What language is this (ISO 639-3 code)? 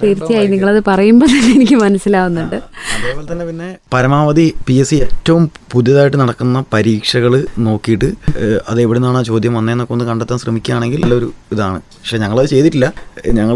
mal